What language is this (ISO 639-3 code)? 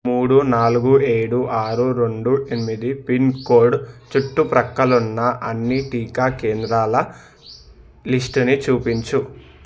tel